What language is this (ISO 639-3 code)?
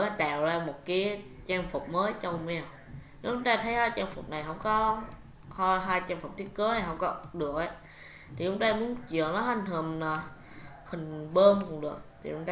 vie